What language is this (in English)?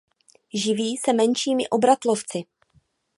Czech